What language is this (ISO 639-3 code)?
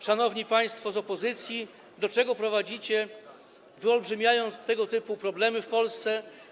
pol